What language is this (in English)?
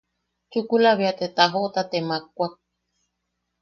Yaqui